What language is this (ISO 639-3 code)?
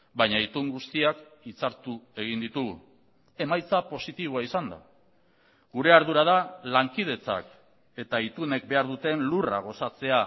eus